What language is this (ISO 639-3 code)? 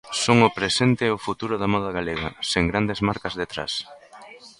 glg